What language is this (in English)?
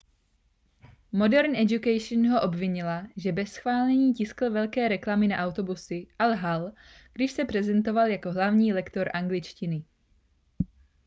Czech